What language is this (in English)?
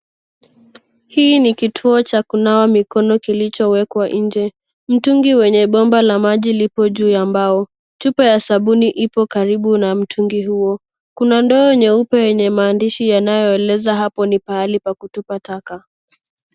Swahili